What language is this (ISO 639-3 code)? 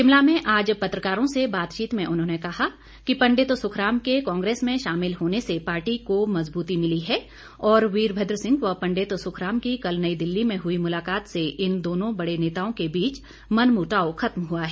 hin